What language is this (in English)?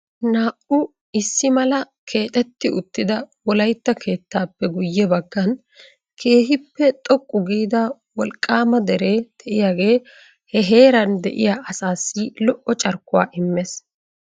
Wolaytta